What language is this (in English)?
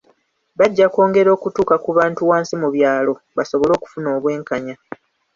Ganda